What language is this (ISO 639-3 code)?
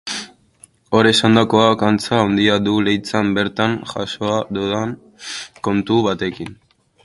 eus